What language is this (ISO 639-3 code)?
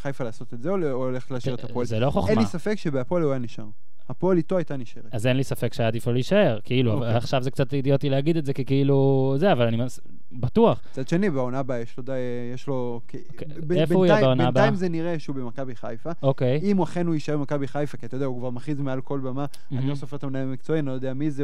heb